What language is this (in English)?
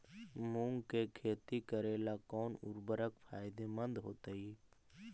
Magahi